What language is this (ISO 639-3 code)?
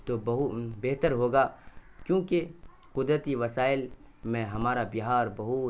urd